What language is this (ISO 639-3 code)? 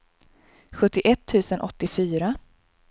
swe